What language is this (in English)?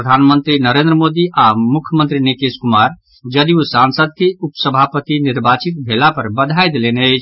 Maithili